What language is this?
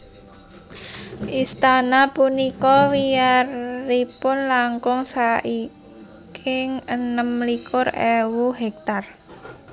Javanese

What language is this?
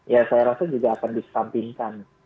Indonesian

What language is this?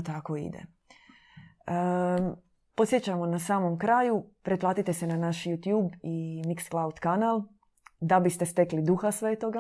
Croatian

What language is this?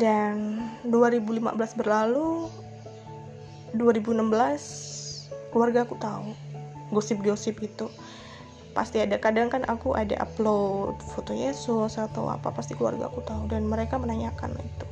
Indonesian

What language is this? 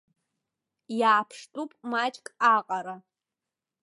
Abkhazian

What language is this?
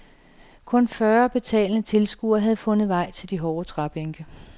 Danish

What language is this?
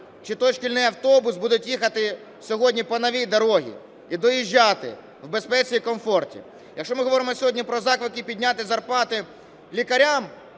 Ukrainian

